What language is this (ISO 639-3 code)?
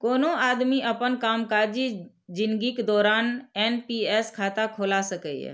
mai